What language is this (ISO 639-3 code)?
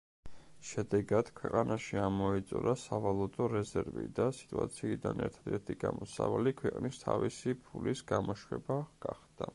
kat